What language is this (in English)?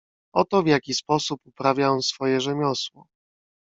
Polish